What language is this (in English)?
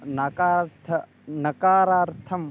Sanskrit